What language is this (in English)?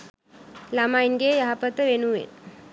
Sinhala